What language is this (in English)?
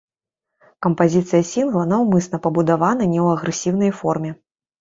Belarusian